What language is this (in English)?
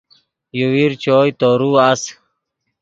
Yidgha